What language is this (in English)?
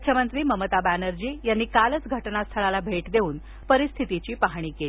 Marathi